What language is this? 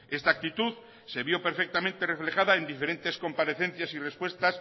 Spanish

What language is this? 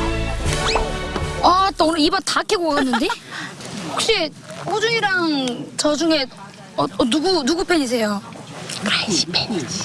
Korean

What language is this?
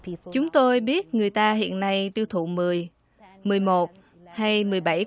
Vietnamese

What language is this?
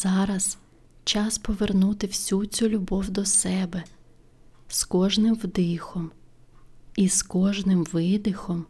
Ukrainian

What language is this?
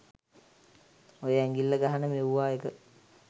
Sinhala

